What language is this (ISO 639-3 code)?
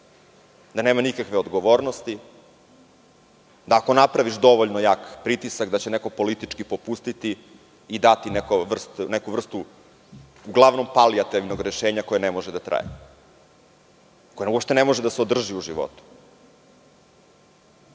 srp